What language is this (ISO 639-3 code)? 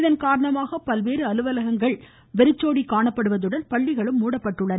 tam